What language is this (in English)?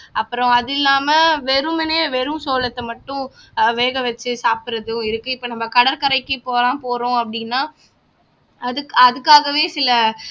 Tamil